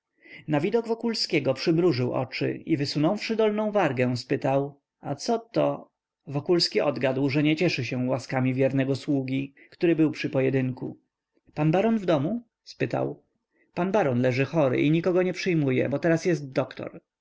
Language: Polish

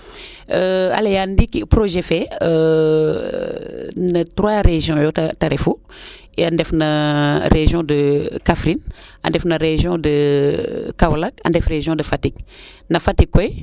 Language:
Serer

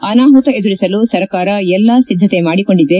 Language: Kannada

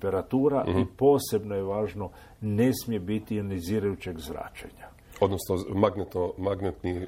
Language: Croatian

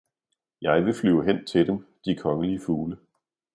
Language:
Danish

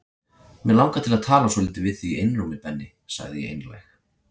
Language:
Icelandic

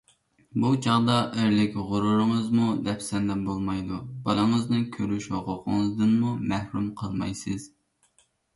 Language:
Uyghur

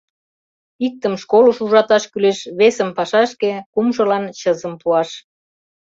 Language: Mari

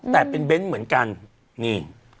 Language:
Thai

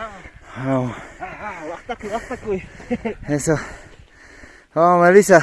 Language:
Spanish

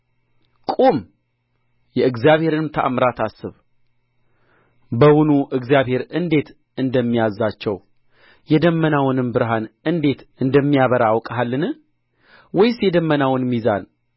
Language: Amharic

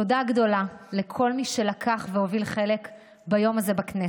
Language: Hebrew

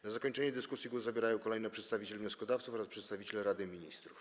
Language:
Polish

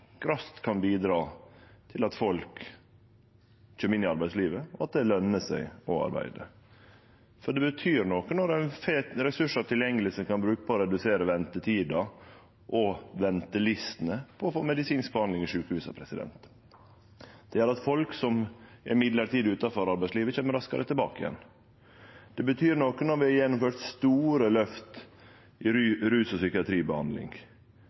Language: Norwegian Nynorsk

